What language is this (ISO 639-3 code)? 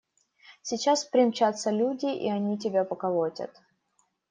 rus